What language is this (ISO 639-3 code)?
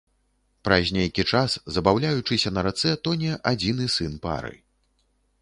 bel